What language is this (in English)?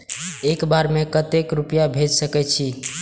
Maithili